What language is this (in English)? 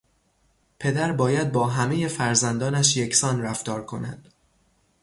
Persian